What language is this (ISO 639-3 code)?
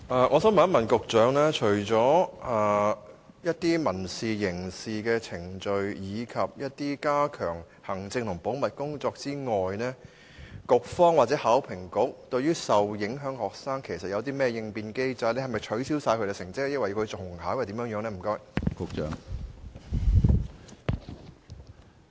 yue